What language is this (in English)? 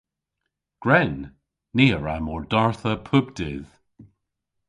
Cornish